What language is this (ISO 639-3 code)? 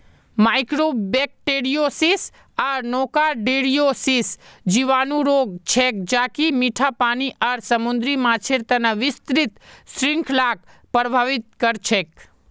mag